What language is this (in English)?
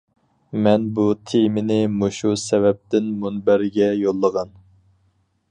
Uyghur